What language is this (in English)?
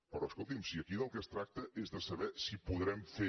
Catalan